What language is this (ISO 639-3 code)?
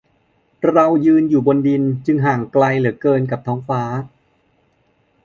tha